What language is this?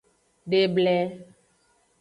Aja (Benin)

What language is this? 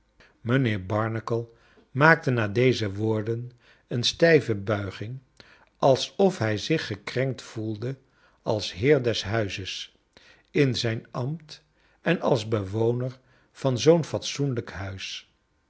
Dutch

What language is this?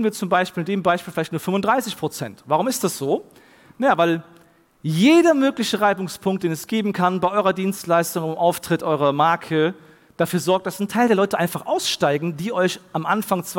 German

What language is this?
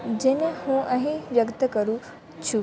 Gujarati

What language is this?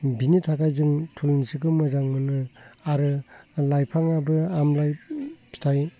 Bodo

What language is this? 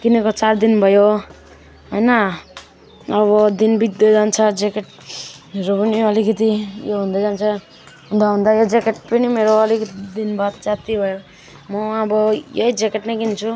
Nepali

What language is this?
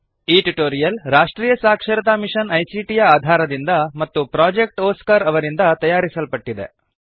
Kannada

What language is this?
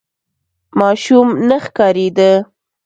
Pashto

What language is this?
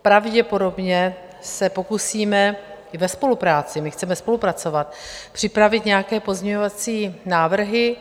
Czech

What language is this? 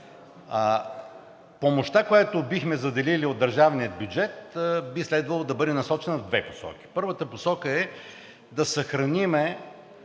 Bulgarian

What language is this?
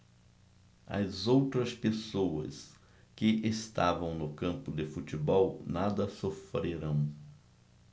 Portuguese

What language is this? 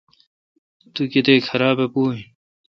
Kalkoti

